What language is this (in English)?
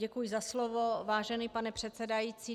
Czech